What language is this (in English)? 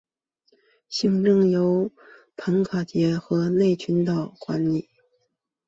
Chinese